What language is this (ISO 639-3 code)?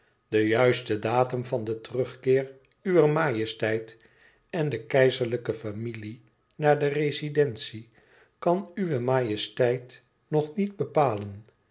nld